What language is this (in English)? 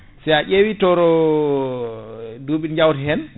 Fula